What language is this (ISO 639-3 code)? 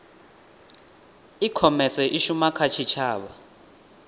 ven